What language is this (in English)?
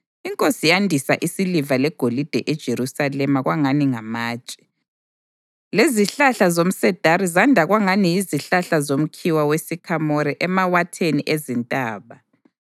North Ndebele